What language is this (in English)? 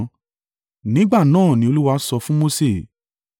Yoruba